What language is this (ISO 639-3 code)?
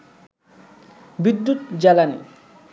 ben